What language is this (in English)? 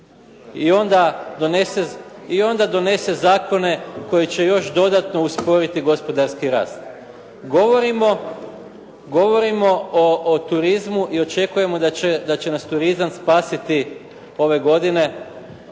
Croatian